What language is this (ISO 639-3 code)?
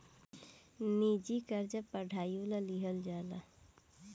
bho